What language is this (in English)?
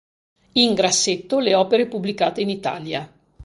Italian